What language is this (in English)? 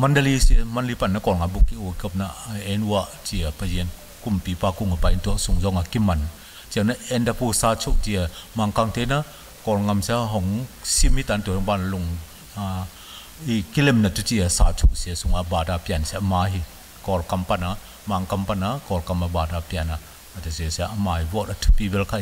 Thai